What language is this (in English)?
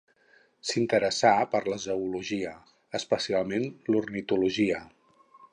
Catalan